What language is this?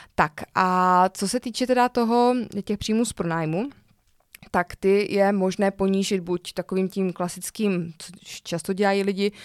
Czech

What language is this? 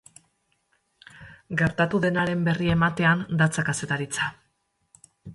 Basque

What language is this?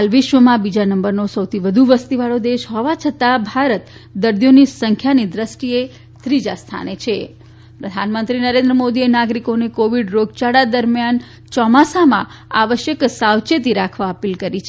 Gujarati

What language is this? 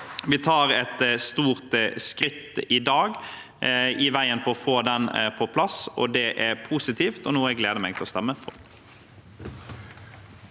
Norwegian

